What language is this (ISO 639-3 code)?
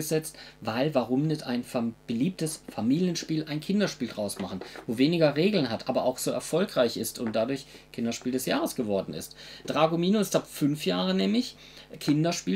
deu